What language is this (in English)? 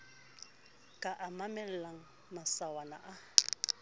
Southern Sotho